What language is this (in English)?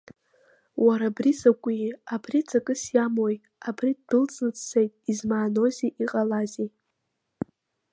Abkhazian